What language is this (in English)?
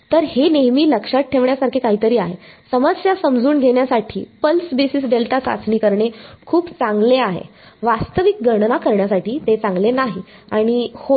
Marathi